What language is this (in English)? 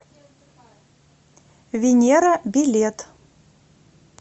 Russian